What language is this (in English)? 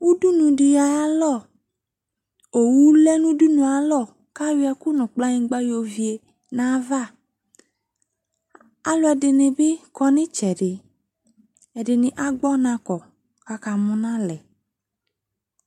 Ikposo